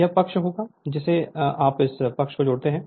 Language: Hindi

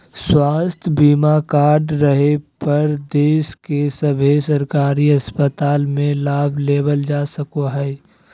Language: Magahi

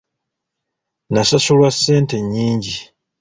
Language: Ganda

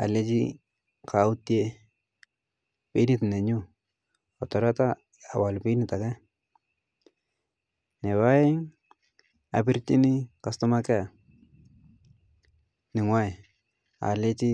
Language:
Kalenjin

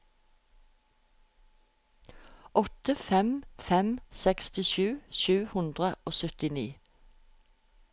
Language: Norwegian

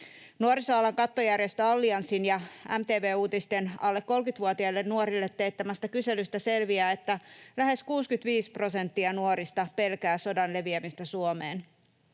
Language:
Finnish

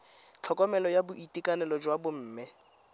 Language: Tswana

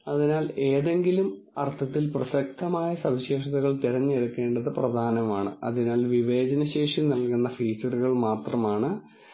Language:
Malayalam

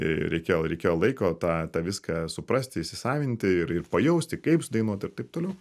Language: Lithuanian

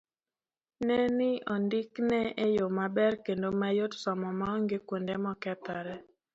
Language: Luo (Kenya and Tanzania)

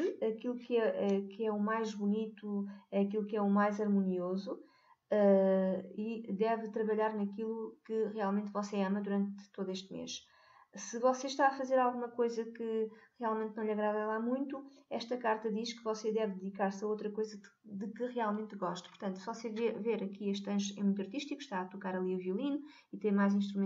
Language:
Portuguese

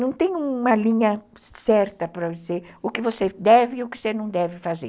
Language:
Portuguese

